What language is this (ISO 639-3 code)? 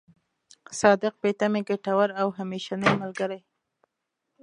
pus